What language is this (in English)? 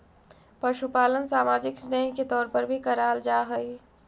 Magahi